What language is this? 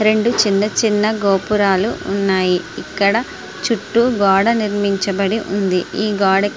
Telugu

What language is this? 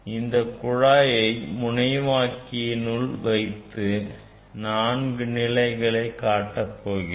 Tamil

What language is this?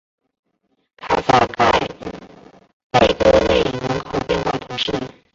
Chinese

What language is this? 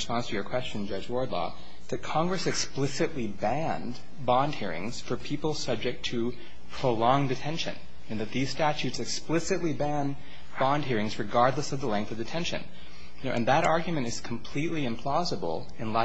English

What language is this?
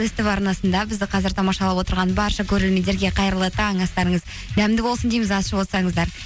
Kazakh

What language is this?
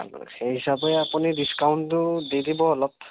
Assamese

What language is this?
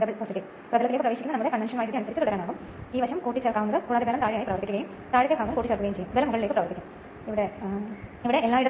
Malayalam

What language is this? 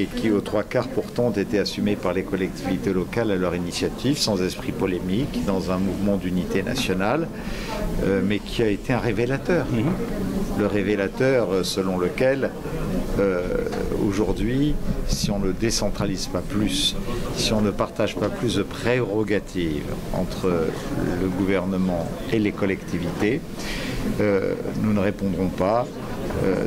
French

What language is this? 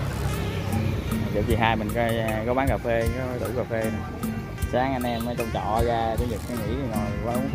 Vietnamese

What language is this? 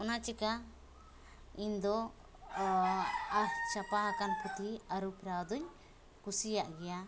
Santali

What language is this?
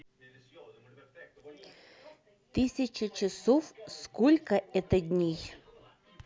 Russian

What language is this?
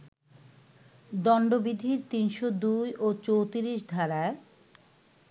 Bangla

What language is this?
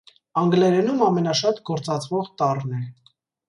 Armenian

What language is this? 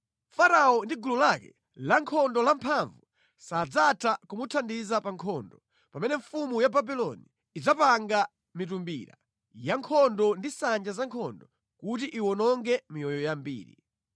Nyanja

